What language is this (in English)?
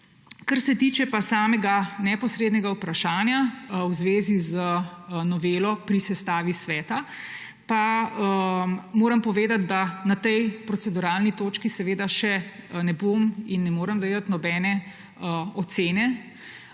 Slovenian